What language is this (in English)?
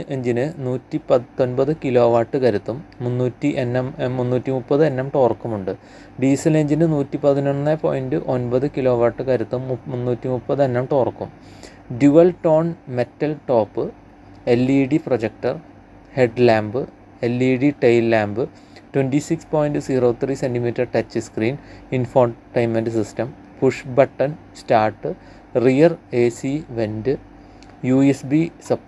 Malayalam